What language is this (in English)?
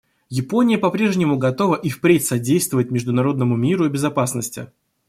Russian